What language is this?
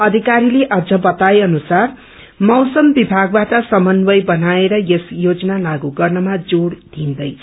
Nepali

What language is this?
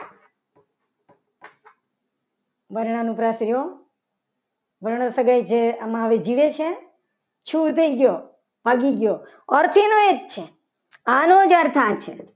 Gujarati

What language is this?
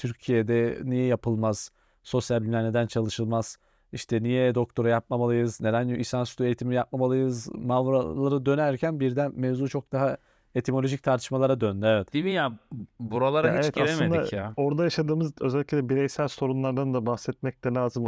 Turkish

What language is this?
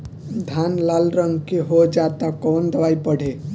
Bhojpuri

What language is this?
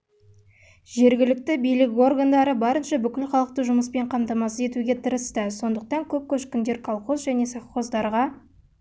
Kazakh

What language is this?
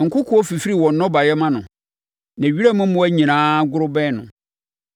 Akan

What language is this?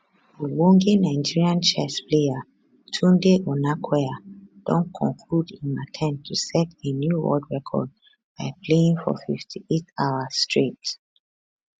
Nigerian Pidgin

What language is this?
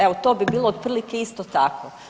Croatian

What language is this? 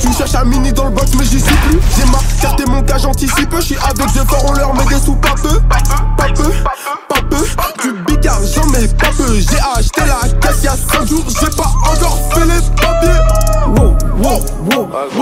French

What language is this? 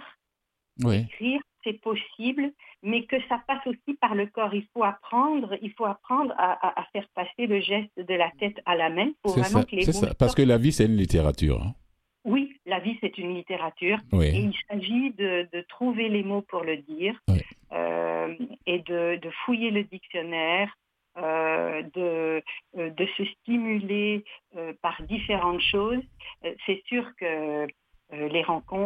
French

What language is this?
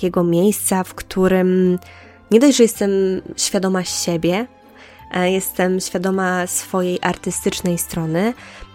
Polish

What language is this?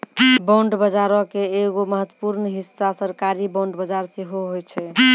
Maithili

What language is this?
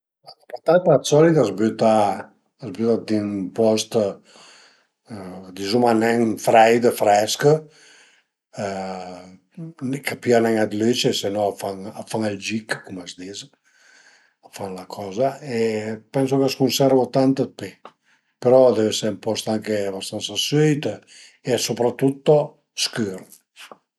Piedmontese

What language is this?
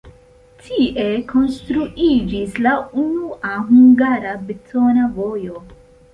Esperanto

